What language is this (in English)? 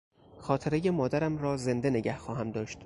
Persian